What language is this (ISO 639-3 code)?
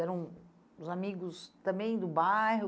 por